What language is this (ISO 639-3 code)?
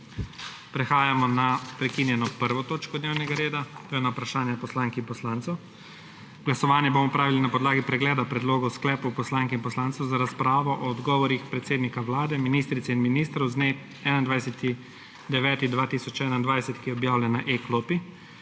slv